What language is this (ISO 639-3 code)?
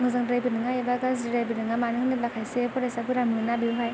brx